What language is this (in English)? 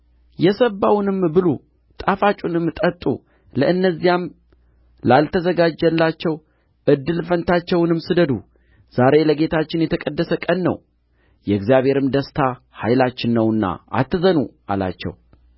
Amharic